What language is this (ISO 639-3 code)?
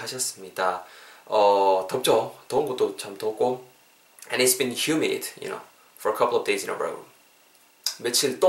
kor